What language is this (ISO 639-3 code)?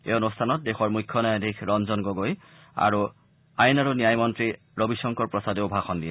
asm